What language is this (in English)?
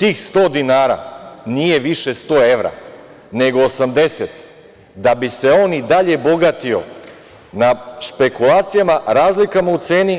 Serbian